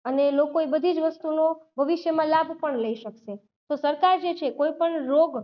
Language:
Gujarati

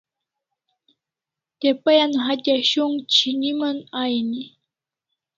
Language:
Kalasha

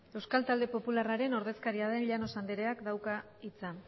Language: Basque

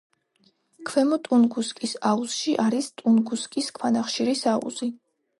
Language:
Georgian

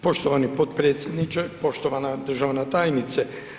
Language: Croatian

